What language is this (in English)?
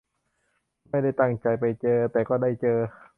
Thai